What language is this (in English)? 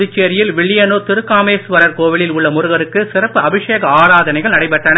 Tamil